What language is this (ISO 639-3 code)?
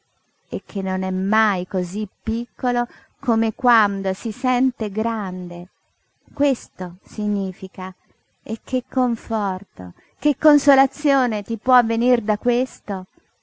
ita